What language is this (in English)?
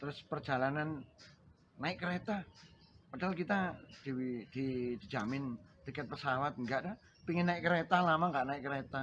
Indonesian